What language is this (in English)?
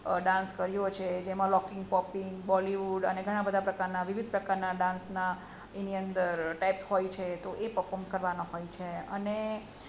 Gujarati